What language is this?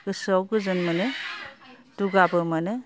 Bodo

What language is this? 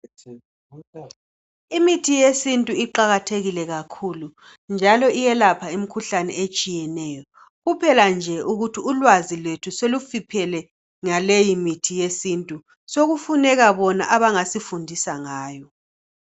North Ndebele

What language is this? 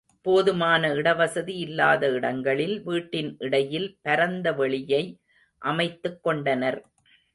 Tamil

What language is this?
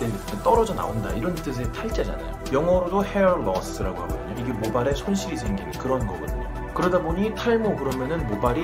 Korean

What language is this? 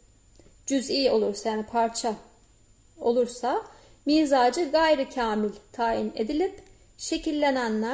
Turkish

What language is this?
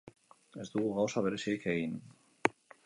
Basque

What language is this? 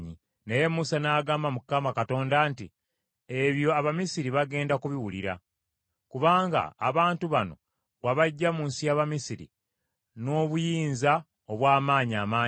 Ganda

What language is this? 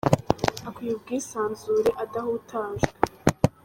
Kinyarwanda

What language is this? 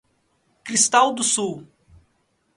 Portuguese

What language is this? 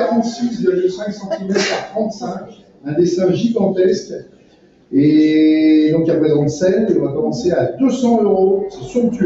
French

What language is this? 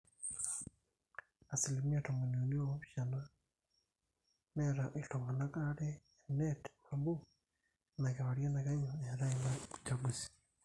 Masai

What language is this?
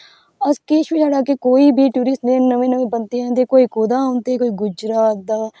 Dogri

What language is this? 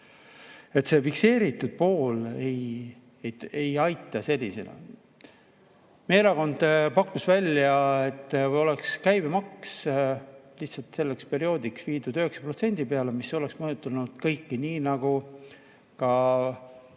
Estonian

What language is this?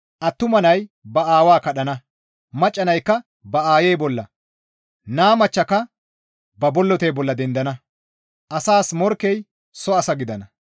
Gamo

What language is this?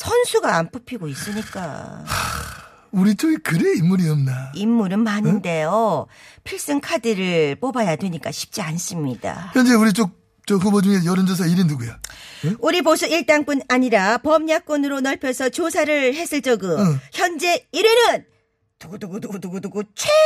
Korean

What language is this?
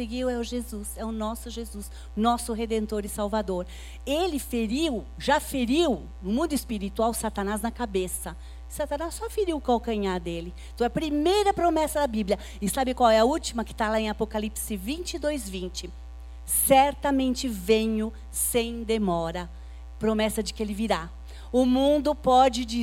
Portuguese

